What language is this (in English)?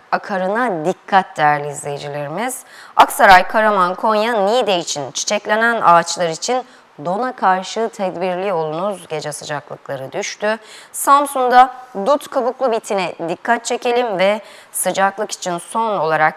Turkish